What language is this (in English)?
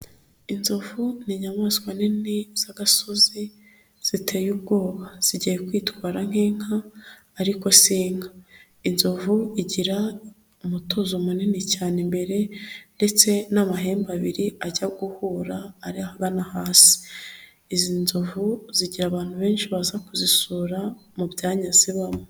Kinyarwanda